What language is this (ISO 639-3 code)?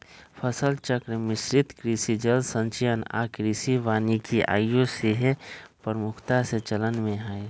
mag